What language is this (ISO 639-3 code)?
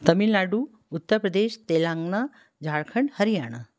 hin